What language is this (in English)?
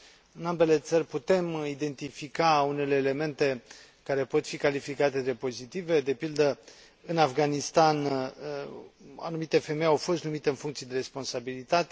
Romanian